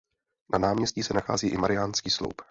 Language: Czech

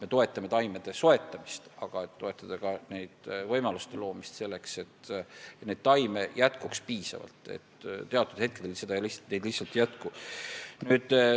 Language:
Estonian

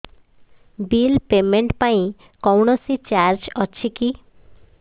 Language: Odia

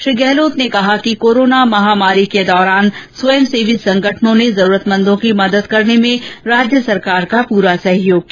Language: Hindi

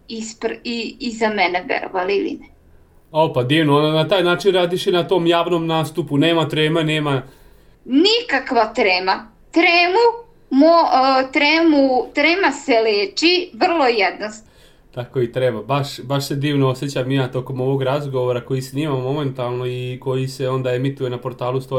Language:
Croatian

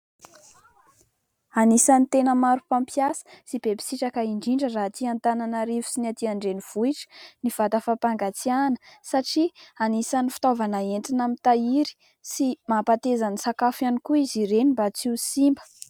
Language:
Malagasy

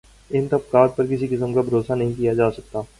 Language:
Urdu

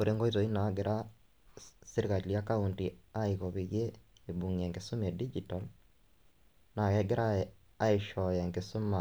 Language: Masai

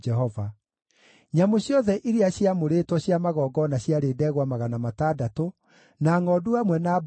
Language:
Kikuyu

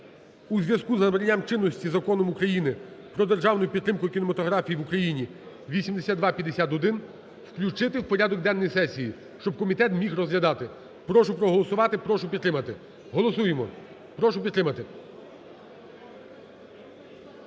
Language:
Ukrainian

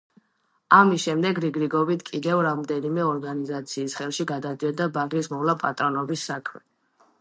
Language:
Georgian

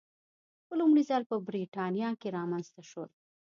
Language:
Pashto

